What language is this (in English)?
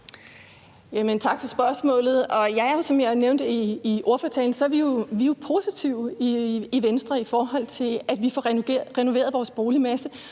Danish